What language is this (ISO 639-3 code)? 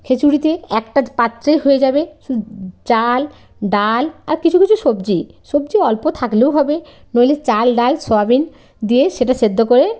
ben